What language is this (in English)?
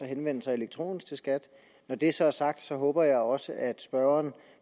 Danish